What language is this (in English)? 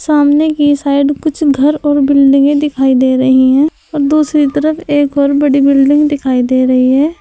Hindi